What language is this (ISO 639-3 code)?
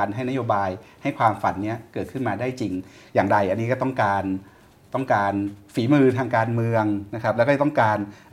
tha